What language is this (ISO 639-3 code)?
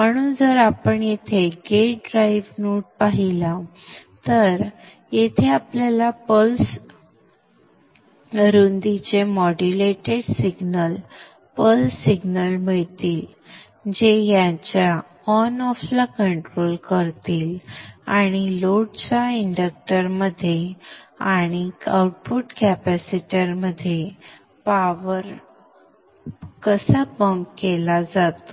mar